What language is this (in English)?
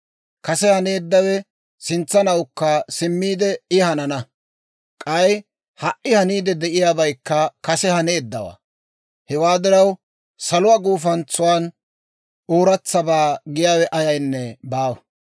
Dawro